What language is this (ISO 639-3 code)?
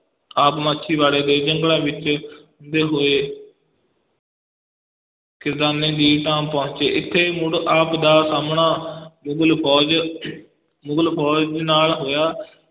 pan